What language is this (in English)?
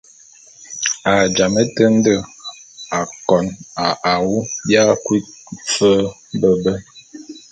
Bulu